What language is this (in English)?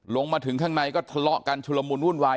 Thai